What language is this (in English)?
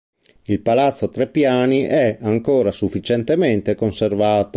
Italian